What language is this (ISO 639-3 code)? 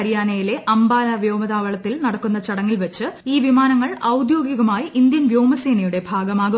mal